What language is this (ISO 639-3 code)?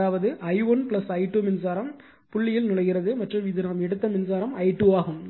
tam